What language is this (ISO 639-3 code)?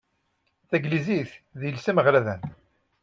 kab